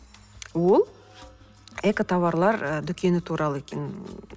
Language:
Kazakh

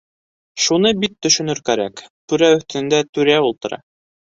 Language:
Bashkir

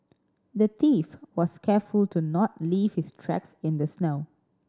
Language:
English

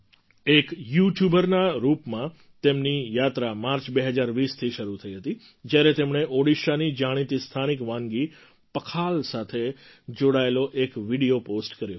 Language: Gujarati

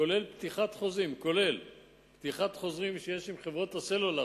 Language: Hebrew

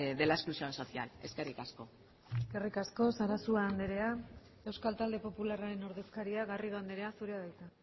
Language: Basque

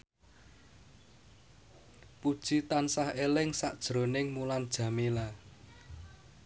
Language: Javanese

